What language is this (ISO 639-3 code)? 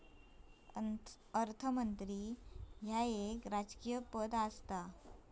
mar